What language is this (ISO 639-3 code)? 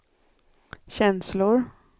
swe